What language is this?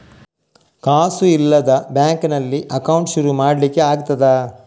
Kannada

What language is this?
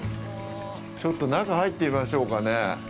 Japanese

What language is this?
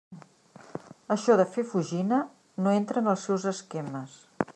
Catalan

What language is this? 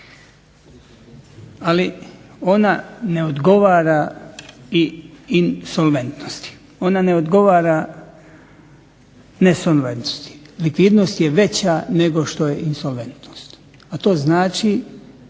Croatian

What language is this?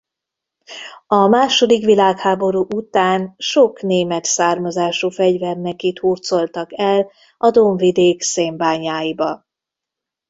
Hungarian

